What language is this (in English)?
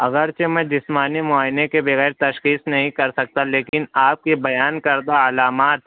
Urdu